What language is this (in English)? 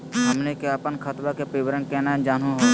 Magahi